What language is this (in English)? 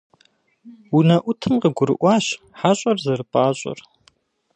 Kabardian